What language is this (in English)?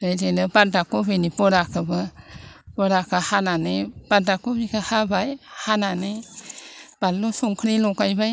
Bodo